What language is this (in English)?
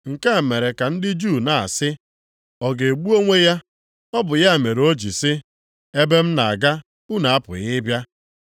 Igbo